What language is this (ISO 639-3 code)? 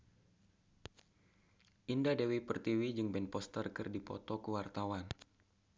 sun